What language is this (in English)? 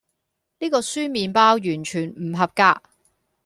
Cantonese